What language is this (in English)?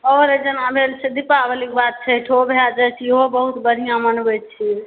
Maithili